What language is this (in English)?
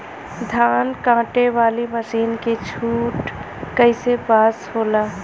Bhojpuri